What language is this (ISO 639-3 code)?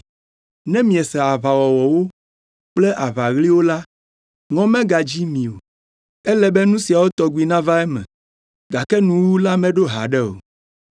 ewe